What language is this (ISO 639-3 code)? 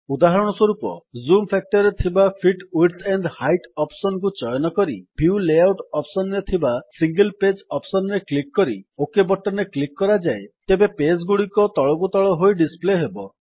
ori